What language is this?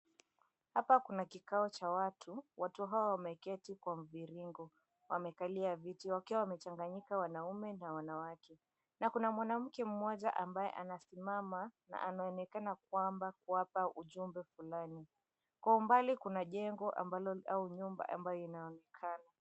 Swahili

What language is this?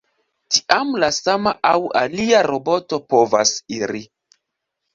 Esperanto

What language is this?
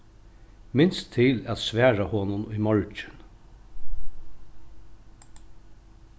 Faroese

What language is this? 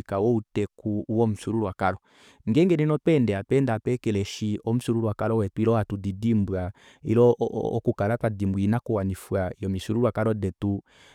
Kuanyama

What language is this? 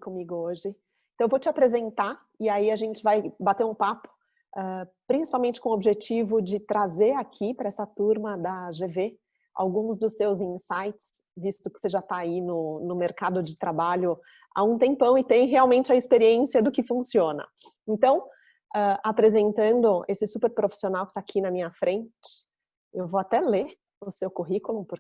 Portuguese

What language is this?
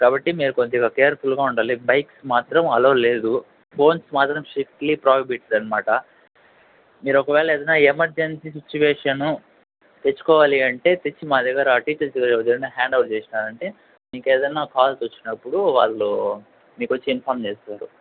Telugu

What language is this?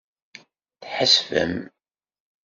Kabyle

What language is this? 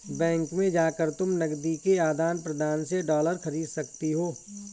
Hindi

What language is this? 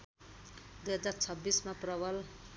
Nepali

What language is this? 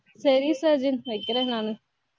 Tamil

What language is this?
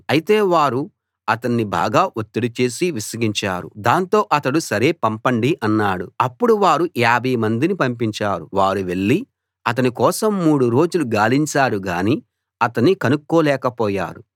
Telugu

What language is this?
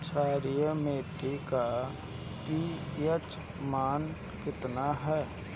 Bhojpuri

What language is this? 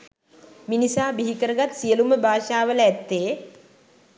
Sinhala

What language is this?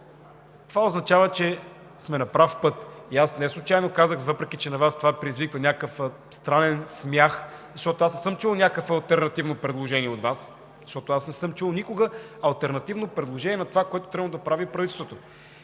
Bulgarian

